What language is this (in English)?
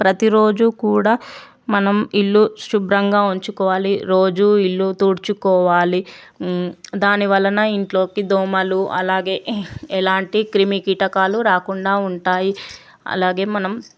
Telugu